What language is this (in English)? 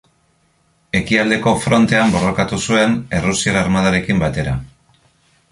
Basque